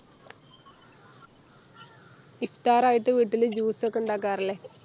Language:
Malayalam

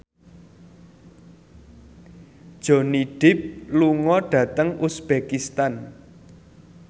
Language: Javanese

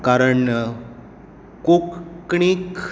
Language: Konkani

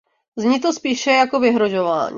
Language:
Czech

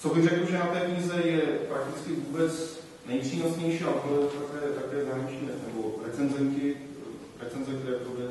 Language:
Czech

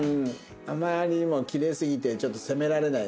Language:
Japanese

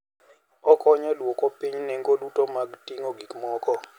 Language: Luo (Kenya and Tanzania)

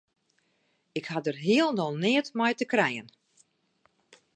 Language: Western Frisian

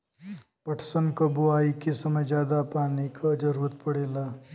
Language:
Bhojpuri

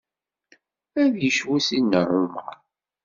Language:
Kabyle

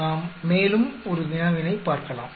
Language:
Tamil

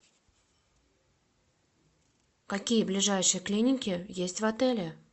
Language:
Russian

